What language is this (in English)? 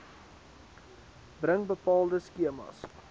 Afrikaans